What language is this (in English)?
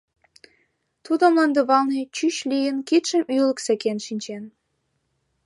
Mari